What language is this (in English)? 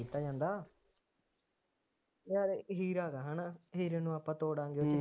Punjabi